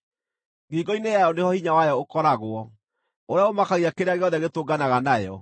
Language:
Kikuyu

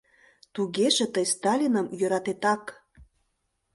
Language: Mari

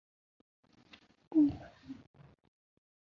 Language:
Chinese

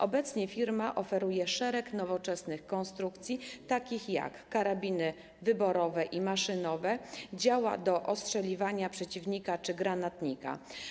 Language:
Polish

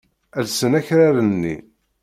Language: Kabyle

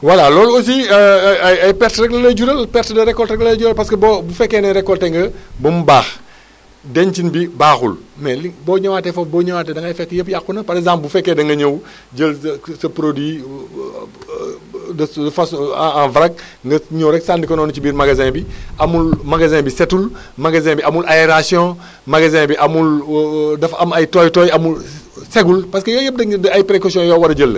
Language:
Wolof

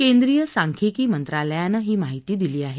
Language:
Marathi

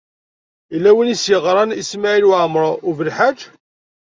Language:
Kabyle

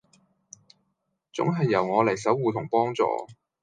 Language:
Cantonese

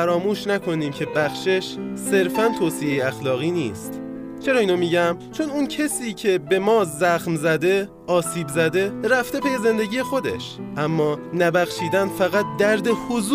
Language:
Persian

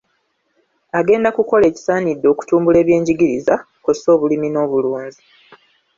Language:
Ganda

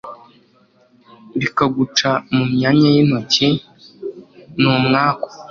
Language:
Kinyarwanda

